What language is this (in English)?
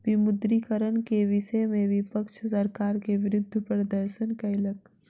Maithili